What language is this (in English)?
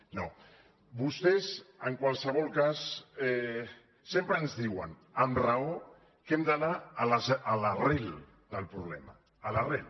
Catalan